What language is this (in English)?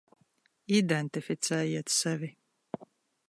Latvian